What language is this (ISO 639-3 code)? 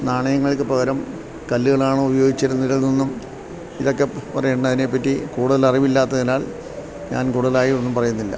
mal